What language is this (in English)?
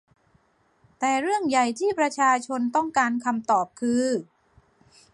Thai